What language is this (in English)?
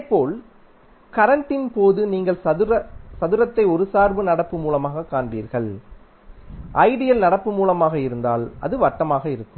Tamil